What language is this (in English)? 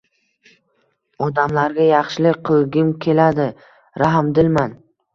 Uzbek